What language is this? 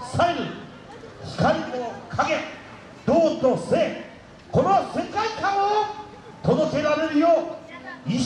Japanese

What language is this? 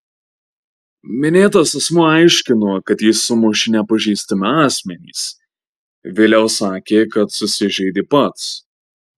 Lithuanian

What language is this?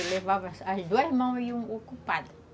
Portuguese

